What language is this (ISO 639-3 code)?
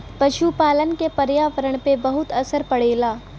bho